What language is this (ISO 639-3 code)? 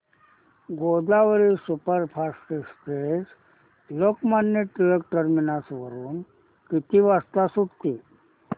mar